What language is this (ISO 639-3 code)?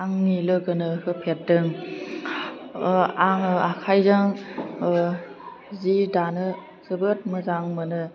brx